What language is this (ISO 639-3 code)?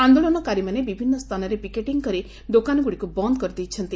ori